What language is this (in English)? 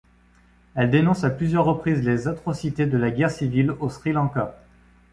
French